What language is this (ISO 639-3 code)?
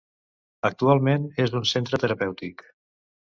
cat